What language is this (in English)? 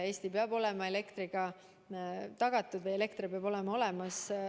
Estonian